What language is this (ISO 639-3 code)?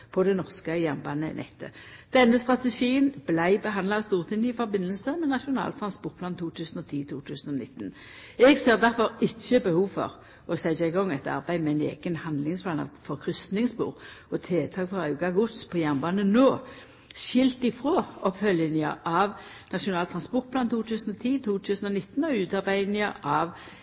nno